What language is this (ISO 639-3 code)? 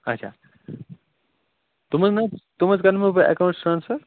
kas